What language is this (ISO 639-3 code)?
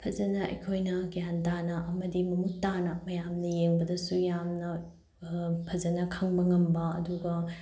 mni